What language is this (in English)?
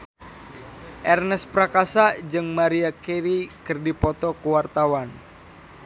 Sundanese